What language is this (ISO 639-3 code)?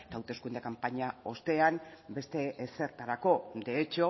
eus